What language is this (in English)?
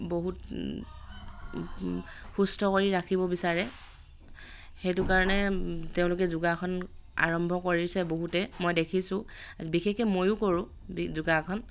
Assamese